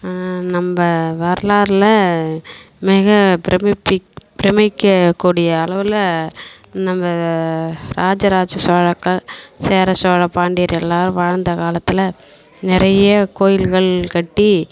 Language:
Tamil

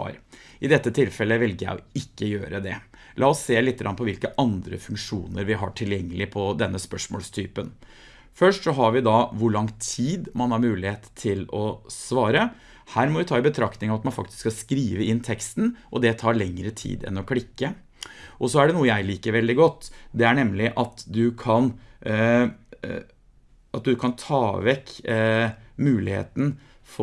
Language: Norwegian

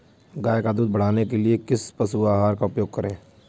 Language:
Hindi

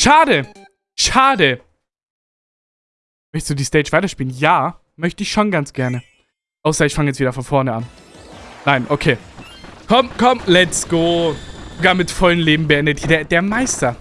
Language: German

